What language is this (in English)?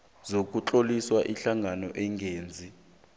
South Ndebele